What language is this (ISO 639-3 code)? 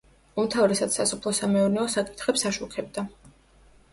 kat